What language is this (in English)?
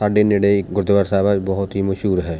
Punjabi